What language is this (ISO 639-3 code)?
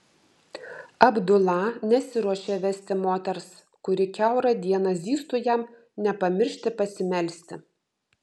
lit